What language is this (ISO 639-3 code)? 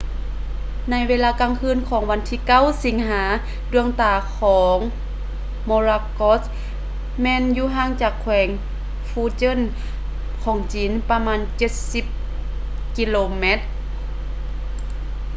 lao